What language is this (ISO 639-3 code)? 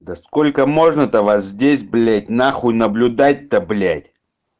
rus